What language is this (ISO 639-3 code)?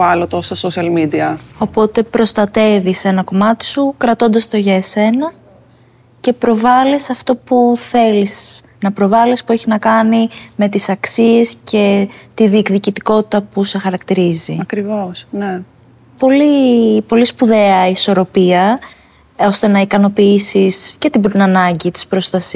ell